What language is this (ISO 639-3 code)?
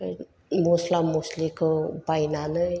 brx